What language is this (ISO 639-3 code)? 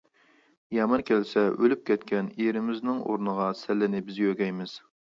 uig